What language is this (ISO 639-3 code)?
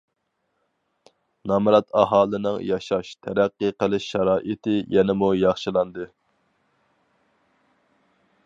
uig